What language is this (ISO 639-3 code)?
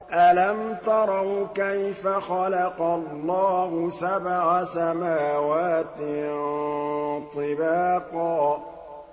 ara